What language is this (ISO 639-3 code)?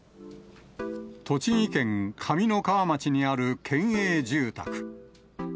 jpn